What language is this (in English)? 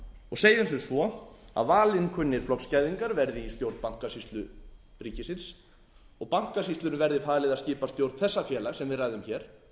Icelandic